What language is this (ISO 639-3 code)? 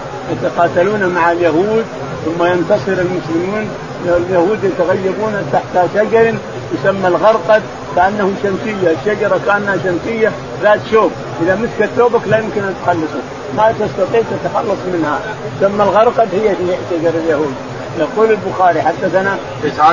ara